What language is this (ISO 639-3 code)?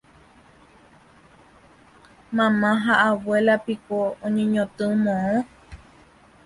grn